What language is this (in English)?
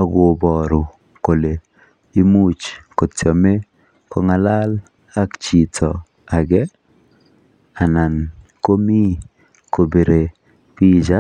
Kalenjin